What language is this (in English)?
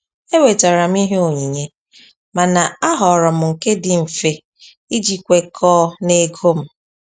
Igbo